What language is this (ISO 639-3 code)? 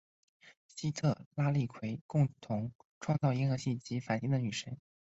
zho